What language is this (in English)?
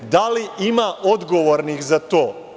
Serbian